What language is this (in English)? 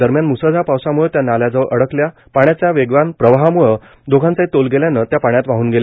Marathi